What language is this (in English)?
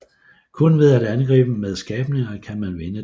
Danish